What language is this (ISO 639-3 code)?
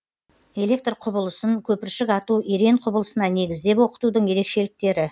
kaz